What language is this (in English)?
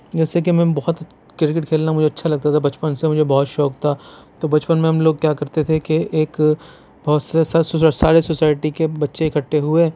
Urdu